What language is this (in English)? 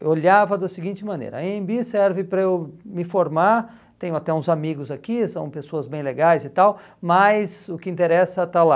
Portuguese